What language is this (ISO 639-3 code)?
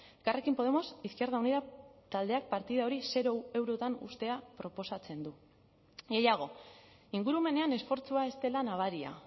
eus